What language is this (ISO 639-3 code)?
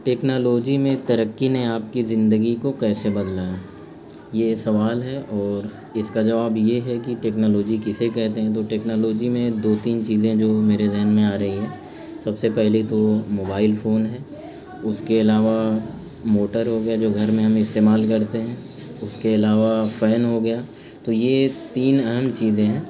urd